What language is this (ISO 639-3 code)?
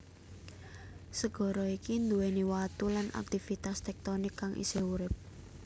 jav